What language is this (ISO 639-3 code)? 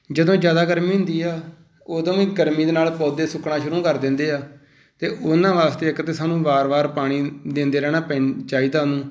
pan